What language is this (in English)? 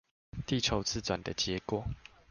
Chinese